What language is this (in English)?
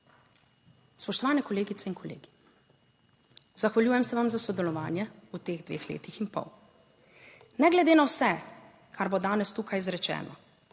Slovenian